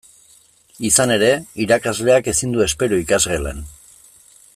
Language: Basque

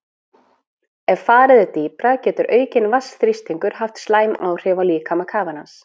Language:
Icelandic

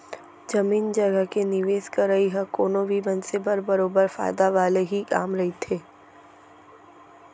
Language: Chhattisgarhi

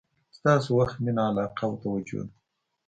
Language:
Pashto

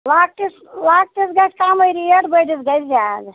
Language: Kashmiri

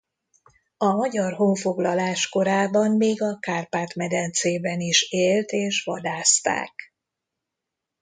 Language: Hungarian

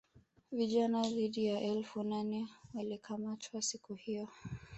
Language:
Swahili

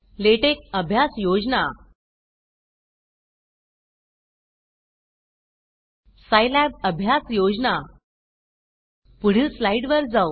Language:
Marathi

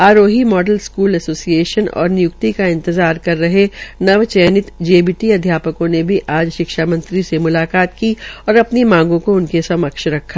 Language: Hindi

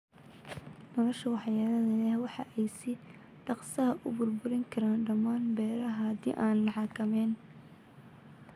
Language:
Somali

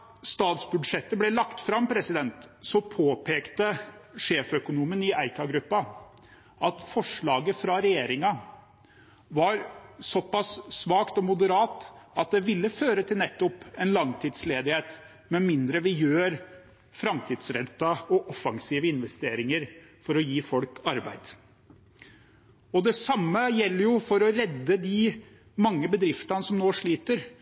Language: Norwegian Bokmål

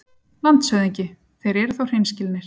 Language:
Icelandic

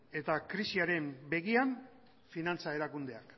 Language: Basque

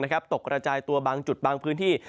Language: Thai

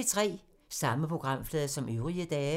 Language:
Danish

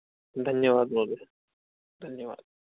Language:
Sanskrit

